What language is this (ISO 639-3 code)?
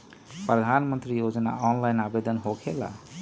mag